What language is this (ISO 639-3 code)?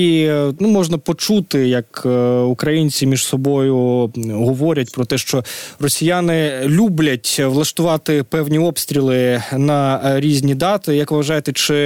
ukr